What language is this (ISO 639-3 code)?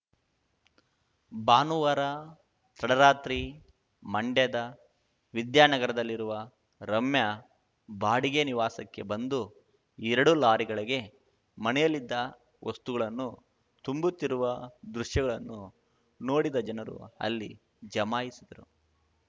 kan